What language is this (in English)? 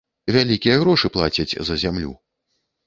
Belarusian